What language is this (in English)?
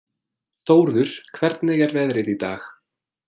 Icelandic